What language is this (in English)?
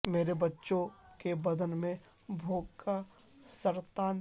Urdu